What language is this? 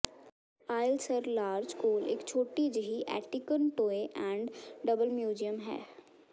Punjabi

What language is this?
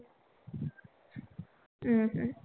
Marathi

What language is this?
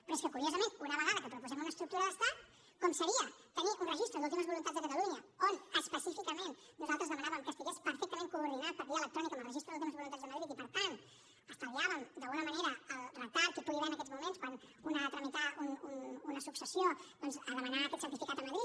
Catalan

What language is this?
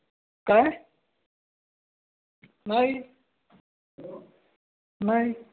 Marathi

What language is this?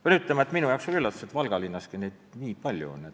Estonian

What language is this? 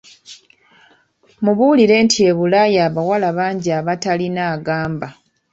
Ganda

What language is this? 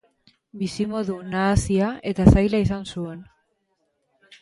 Basque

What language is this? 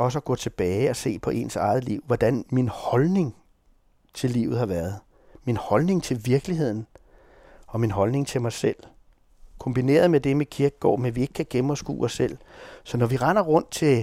Danish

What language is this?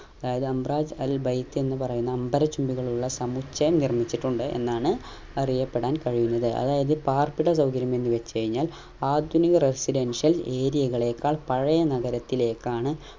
Malayalam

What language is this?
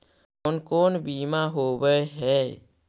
Magahi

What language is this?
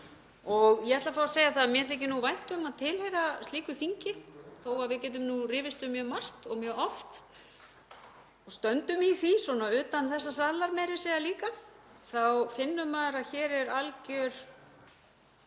Icelandic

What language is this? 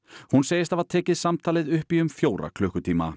Icelandic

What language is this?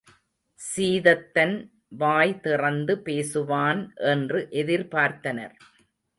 Tamil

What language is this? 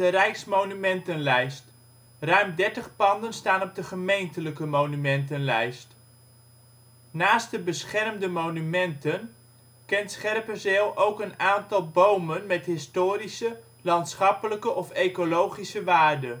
Dutch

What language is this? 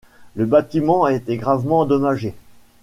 French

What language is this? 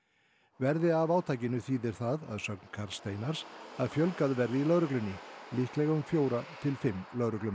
Icelandic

